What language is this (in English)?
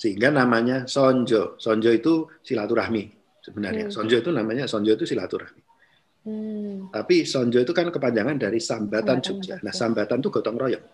Indonesian